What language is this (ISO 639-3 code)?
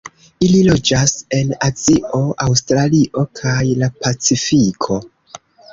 epo